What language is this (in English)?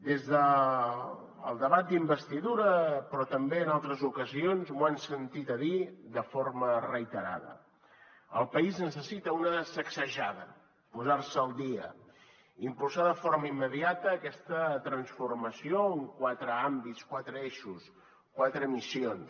Catalan